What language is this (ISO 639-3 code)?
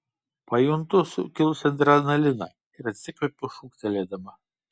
lit